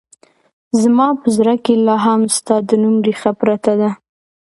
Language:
Pashto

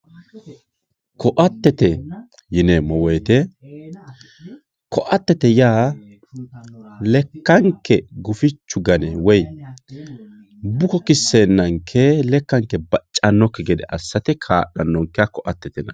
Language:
Sidamo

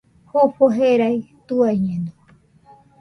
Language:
Nüpode Huitoto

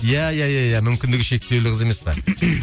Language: Kazakh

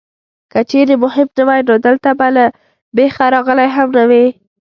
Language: Pashto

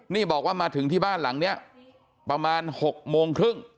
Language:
Thai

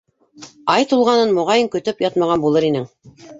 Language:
Bashkir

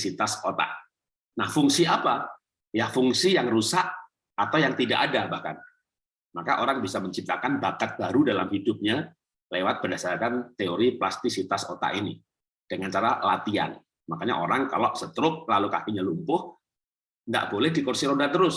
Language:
Indonesian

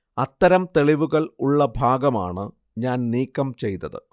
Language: Malayalam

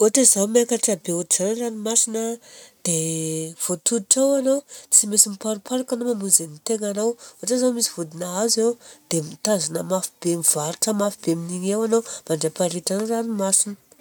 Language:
Southern Betsimisaraka Malagasy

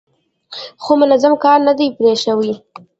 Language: Pashto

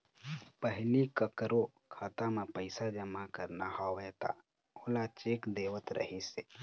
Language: Chhattisgarhi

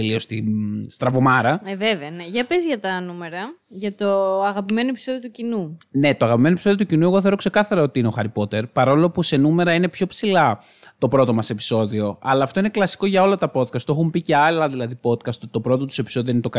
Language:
Greek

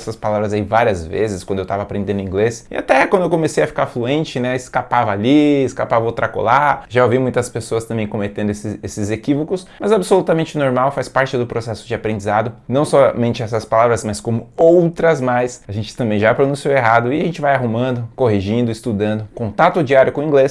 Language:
Portuguese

